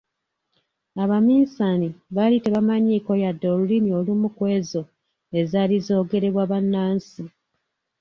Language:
Ganda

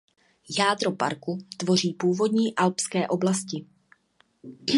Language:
Czech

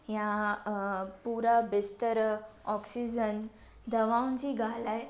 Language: Sindhi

